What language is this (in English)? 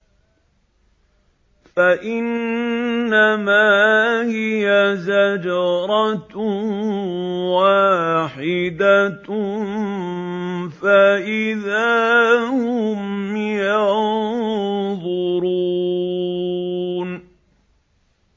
Arabic